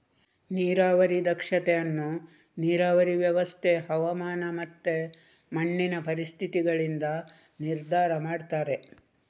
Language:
Kannada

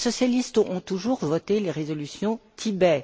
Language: French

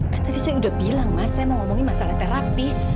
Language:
Indonesian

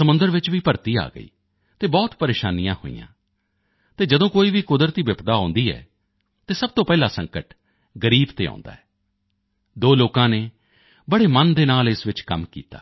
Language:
Punjabi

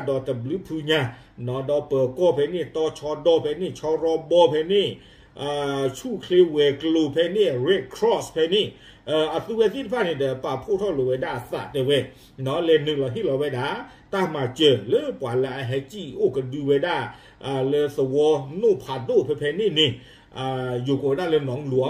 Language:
Thai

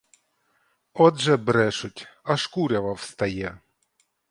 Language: Ukrainian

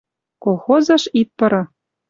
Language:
Western Mari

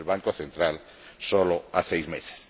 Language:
Spanish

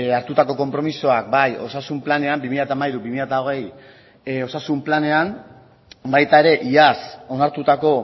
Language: Basque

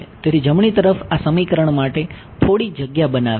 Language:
Gujarati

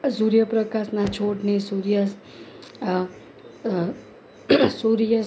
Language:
Gujarati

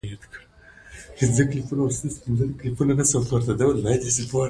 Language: Pashto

